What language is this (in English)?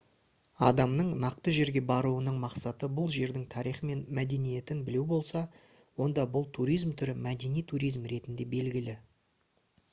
Kazakh